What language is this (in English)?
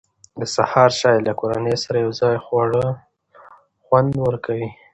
Pashto